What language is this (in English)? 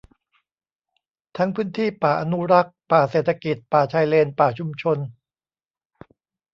Thai